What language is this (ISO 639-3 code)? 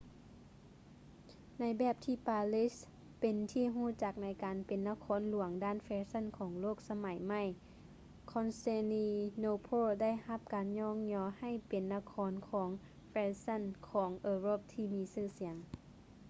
lao